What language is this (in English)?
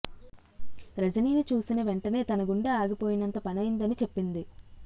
Telugu